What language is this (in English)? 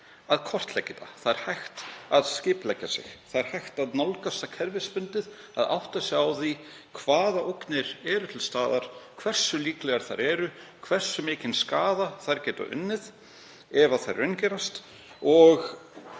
Icelandic